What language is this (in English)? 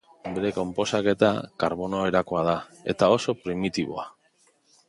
Basque